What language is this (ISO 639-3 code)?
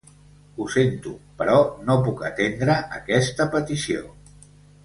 cat